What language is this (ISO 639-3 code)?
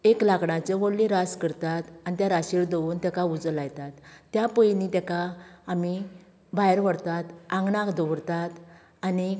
kok